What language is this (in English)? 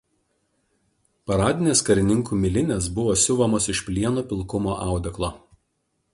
Lithuanian